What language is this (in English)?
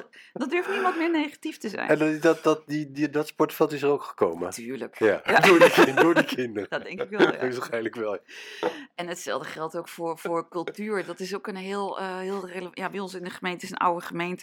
Dutch